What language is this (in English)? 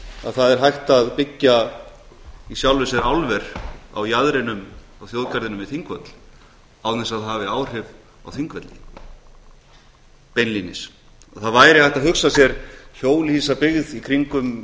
Icelandic